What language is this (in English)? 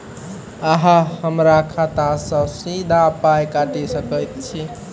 Maithili